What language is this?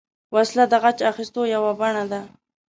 Pashto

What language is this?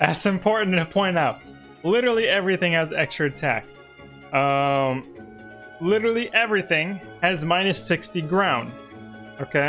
English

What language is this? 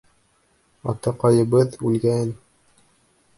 Bashkir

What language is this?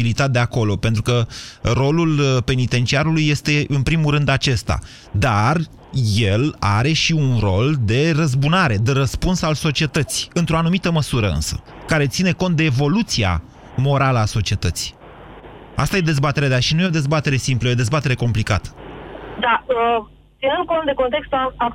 Romanian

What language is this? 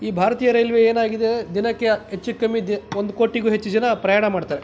Kannada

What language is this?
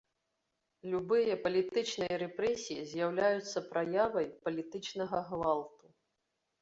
Belarusian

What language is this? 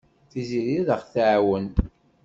Kabyle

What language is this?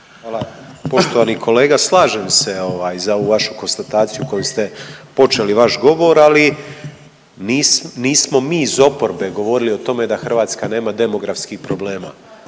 Croatian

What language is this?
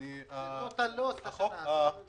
Hebrew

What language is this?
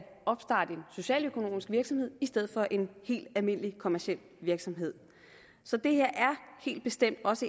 Danish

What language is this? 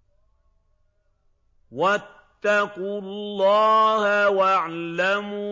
Arabic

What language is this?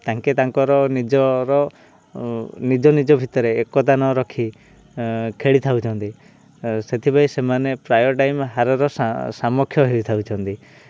Odia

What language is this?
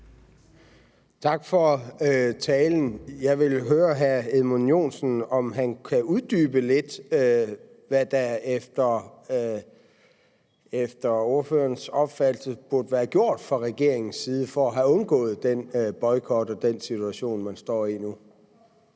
Danish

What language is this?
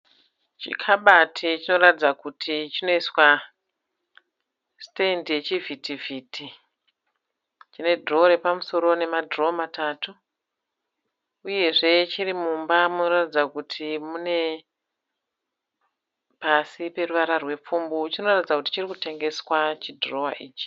Shona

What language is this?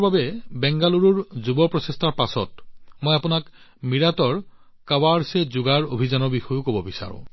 Assamese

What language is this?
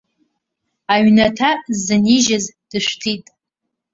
Abkhazian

